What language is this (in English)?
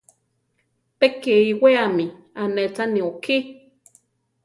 Central Tarahumara